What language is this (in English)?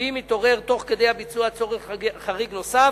Hebrew